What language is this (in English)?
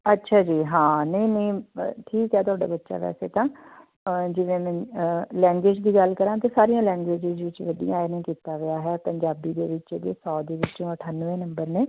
Punjabi